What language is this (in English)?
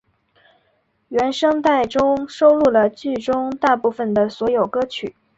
Chinese